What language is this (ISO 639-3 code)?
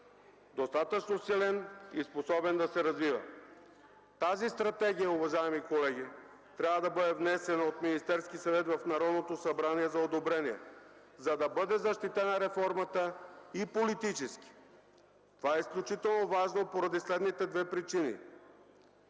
bul